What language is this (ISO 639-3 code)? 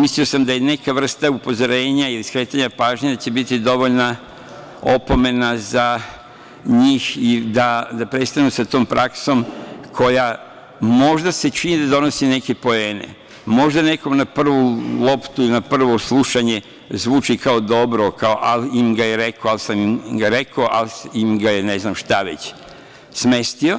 srp